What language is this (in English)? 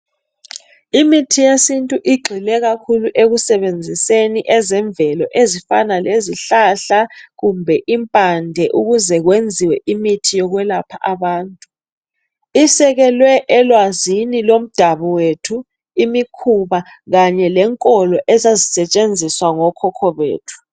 North Ndebele